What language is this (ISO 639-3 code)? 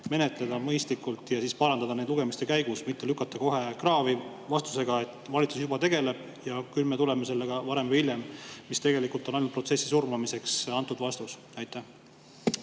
est